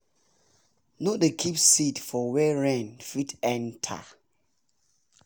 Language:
Nigerian Pidgin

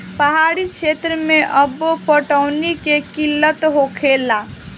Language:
Bhojpuri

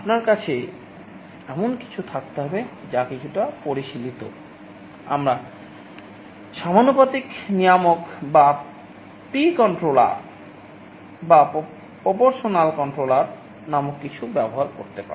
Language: Bangla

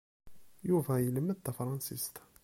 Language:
Kabyle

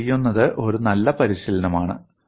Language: Malayalam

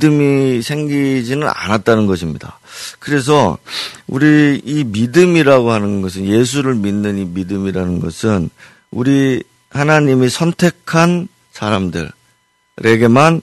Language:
Korean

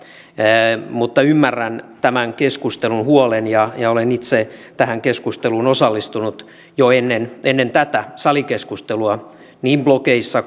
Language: Finnish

